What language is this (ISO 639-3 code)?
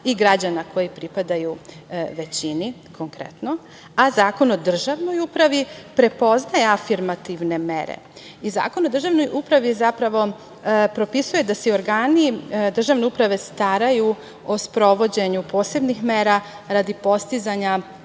srp